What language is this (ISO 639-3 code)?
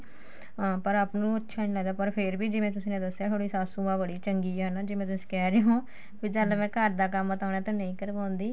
pan